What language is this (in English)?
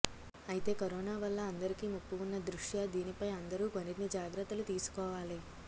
Telugu